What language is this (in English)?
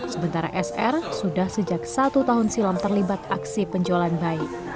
Indonesian